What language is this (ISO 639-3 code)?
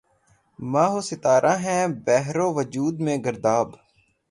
urd